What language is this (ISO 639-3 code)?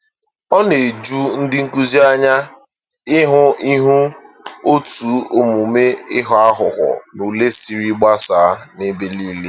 ibo